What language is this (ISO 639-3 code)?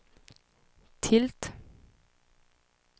swe